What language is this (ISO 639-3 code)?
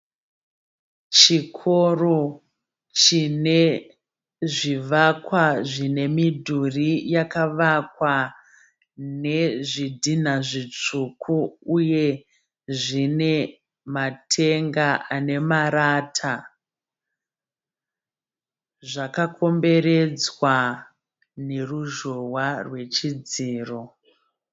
sna